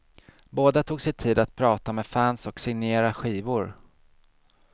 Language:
Swedish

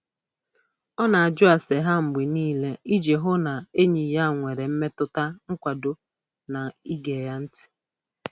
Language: Igbo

